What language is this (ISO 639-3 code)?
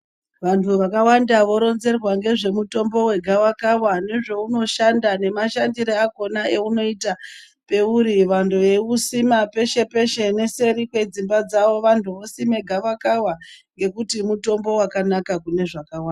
ndc